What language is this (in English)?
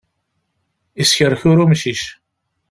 Kabyle